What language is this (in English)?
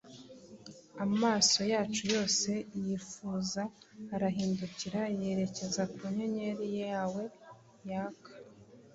Kinyarwanda